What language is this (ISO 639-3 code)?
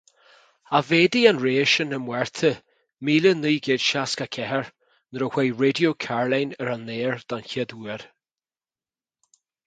gle